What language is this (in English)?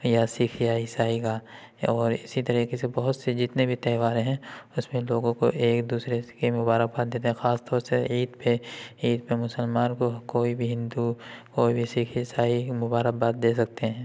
Urdu